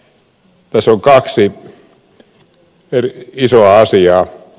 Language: Finnish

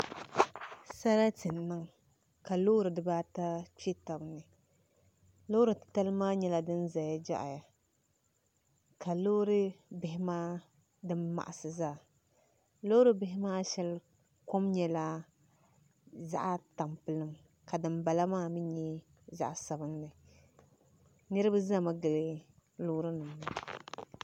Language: Dagbani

